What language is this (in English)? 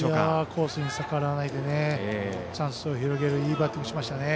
Japanese